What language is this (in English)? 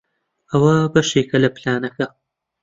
Central Kurdish